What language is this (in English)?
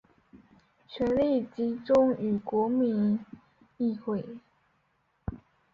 Chinese